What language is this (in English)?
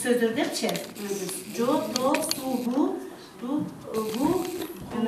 Bulgarian